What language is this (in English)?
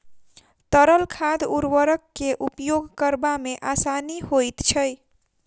Maithili